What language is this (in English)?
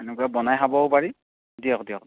Assamese